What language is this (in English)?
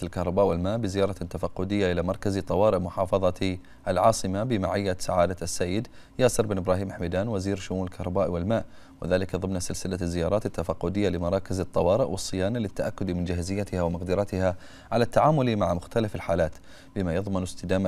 Arabic